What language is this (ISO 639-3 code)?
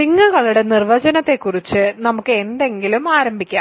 mal